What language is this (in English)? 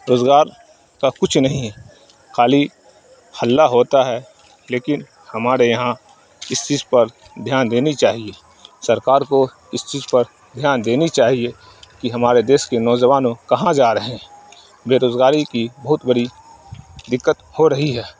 Urdu